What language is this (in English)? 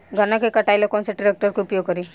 Bhojpuri